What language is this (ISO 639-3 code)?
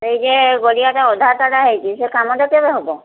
ori